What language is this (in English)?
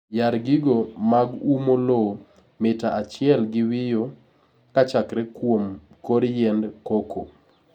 Luo (Kenya and Tanzania)